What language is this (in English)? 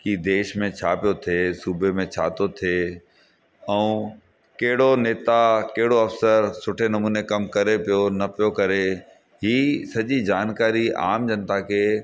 Sindhi